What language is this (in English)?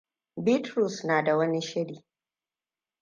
Hausa